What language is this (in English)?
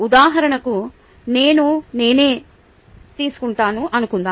Telugu